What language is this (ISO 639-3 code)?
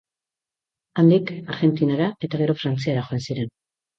eus